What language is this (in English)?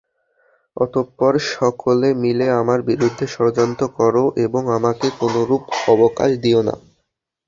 Bangla